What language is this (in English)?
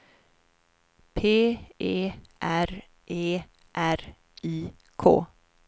Swedish